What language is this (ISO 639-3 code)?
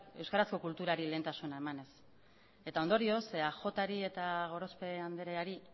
eus